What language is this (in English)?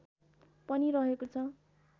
Nepali